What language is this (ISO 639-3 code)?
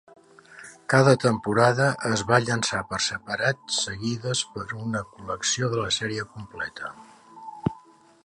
cat